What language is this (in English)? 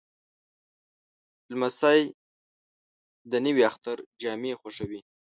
Pashto